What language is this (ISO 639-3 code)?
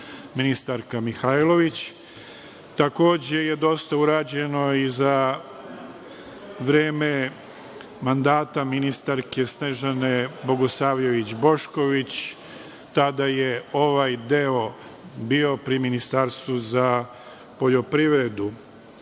srp